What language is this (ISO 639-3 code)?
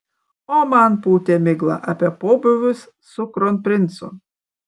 lit